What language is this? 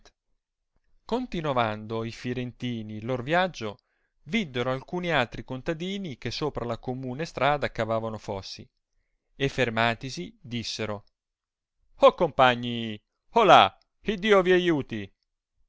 Italian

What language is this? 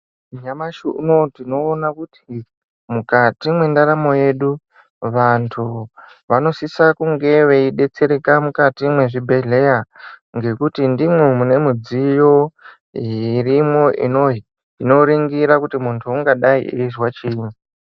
Ndau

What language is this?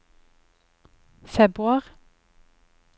Norwegian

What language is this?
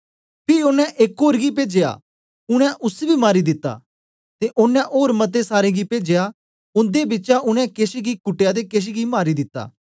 Dogri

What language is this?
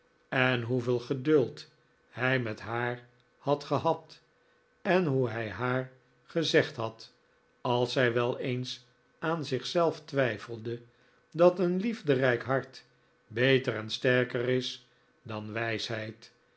Dutch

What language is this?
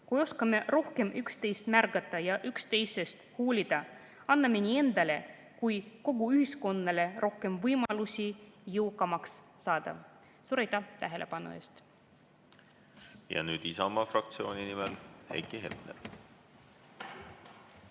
Estonian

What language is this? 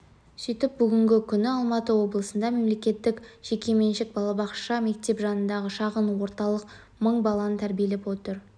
Kazakh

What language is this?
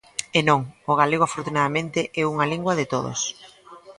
Galician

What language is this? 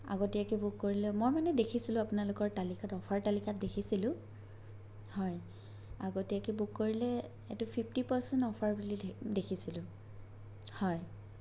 Assamese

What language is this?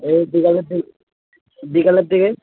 Bangla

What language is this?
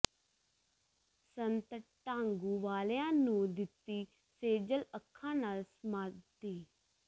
Punjabi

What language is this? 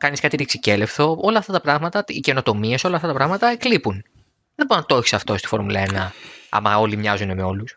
Greek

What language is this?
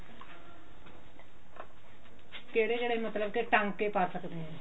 Punjabi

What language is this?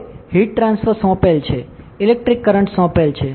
Gujarati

